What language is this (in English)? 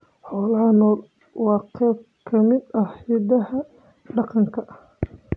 Somali